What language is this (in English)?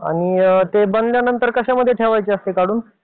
Marathi